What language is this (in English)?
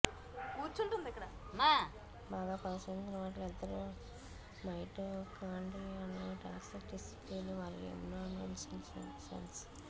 Telugu